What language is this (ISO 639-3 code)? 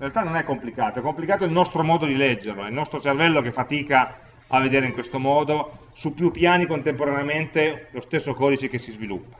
ita